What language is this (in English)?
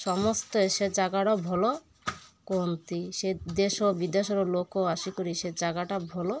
Odia